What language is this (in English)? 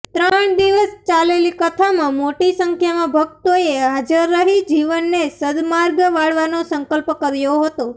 Gujarati